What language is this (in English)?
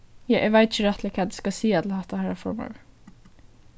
Faroese